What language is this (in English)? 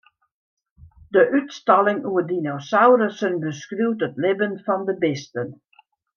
Western Frisian